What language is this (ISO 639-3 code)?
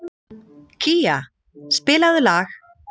isl